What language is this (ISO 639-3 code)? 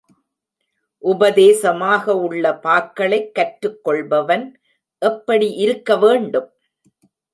tam